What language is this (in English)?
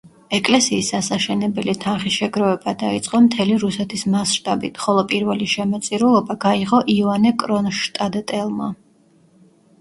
Georgian